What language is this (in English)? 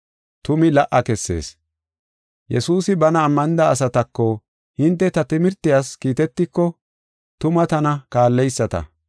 Gofa